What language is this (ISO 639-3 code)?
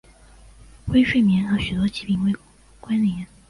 zho